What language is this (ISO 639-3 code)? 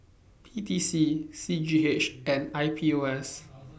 eng